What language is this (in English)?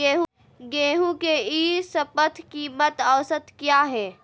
Magahi